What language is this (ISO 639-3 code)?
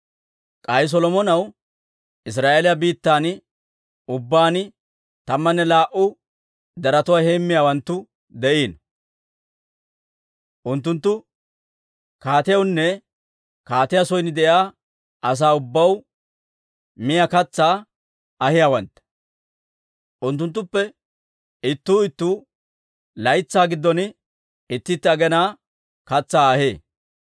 dwr